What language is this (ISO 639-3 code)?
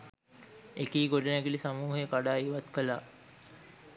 sin